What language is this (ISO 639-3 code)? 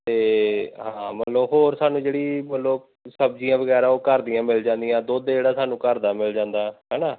pan